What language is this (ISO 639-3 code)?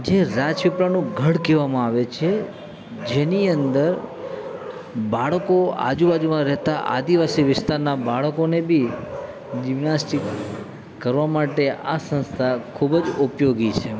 guj